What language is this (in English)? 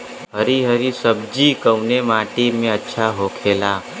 Bhojpuri